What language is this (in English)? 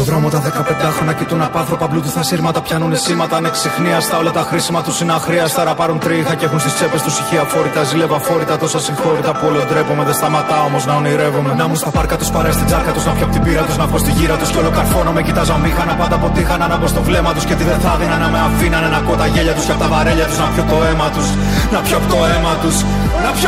Greek